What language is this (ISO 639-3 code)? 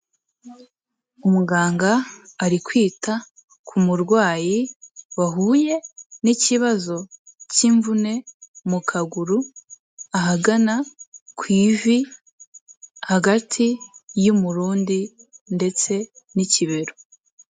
kin